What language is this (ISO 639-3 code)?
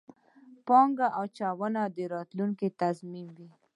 pus